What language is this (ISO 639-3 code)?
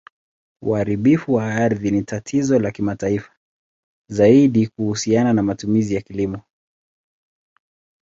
swa